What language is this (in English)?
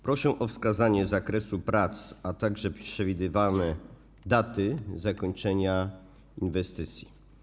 Polish